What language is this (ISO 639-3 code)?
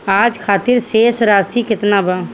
bho